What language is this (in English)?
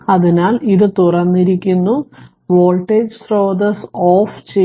Malayalam